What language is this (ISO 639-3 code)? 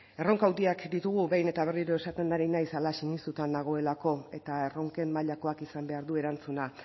eus